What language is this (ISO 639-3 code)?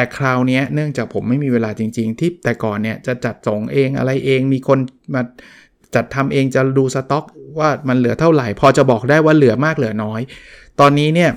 tha